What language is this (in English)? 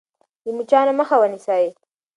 Pashto